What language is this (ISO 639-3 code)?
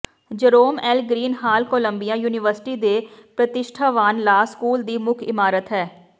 pan